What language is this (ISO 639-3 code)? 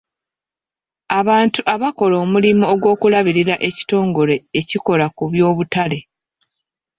lug